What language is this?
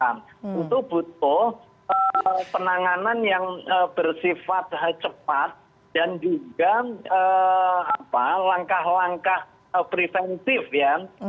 Indonesian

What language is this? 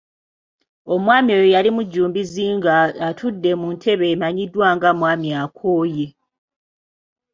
Ganda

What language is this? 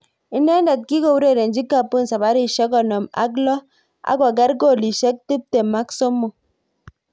Kalenjin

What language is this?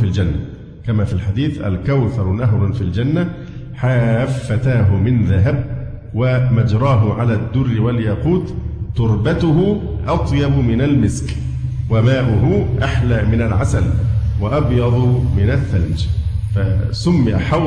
Arabic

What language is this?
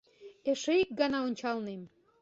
Mari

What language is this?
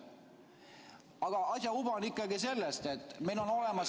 Estonian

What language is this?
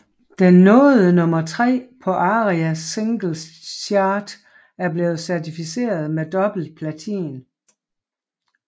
Danish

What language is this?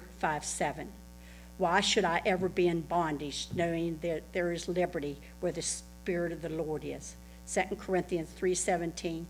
English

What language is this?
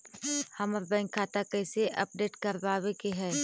Magahi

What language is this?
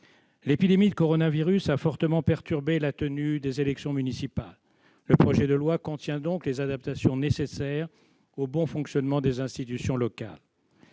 French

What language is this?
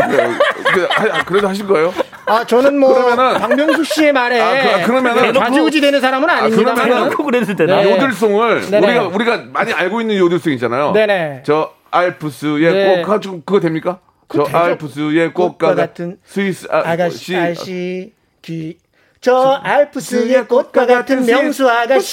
Korean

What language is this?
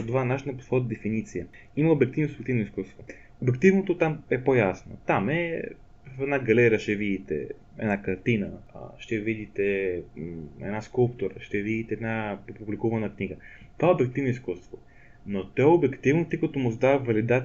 Bulgarian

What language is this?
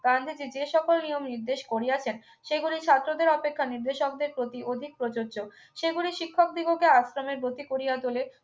Bangla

